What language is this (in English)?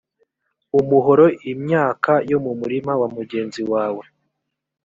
Kinyarwanda